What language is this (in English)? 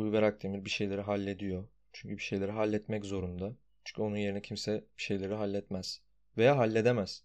Turkish